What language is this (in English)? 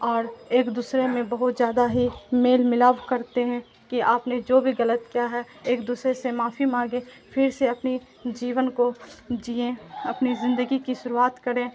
Urdu